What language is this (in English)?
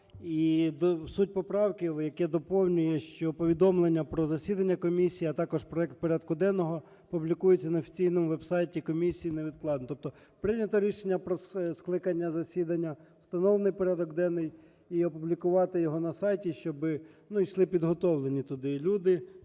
Ukrainian